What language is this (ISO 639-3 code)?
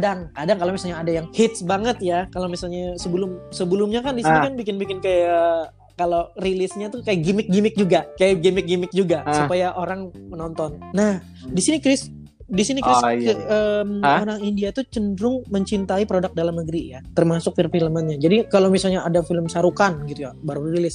ind